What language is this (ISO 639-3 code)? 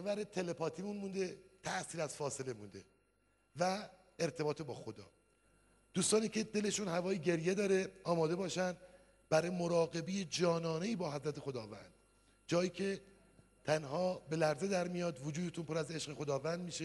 fas